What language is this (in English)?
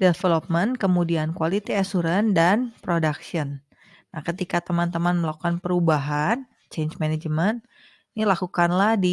Indonesian